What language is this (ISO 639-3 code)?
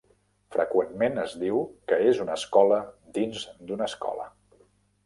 cat